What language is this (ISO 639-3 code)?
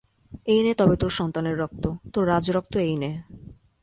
ben